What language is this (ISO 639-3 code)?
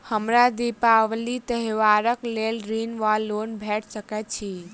mai